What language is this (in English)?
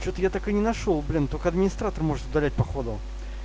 Russian